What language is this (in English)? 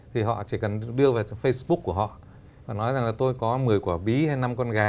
Vietnamese